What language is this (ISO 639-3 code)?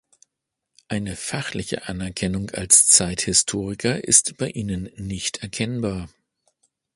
deu